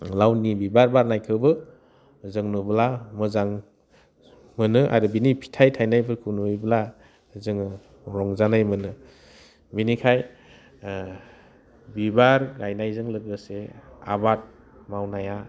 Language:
Bodo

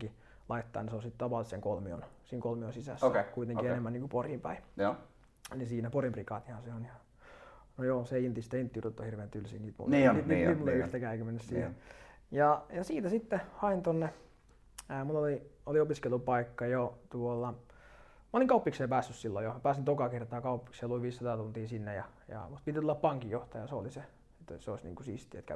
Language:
Finnish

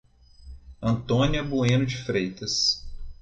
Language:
Portuguese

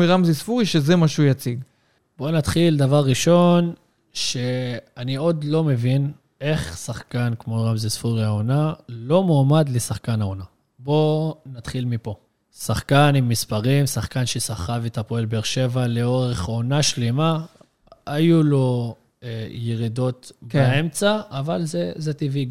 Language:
Hebrew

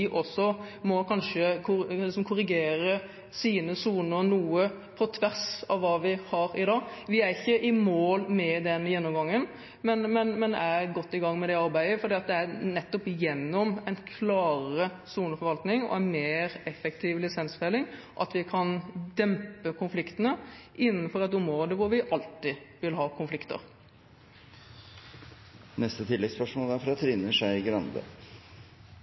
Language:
Norwegian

